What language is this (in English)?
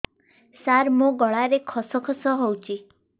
Odia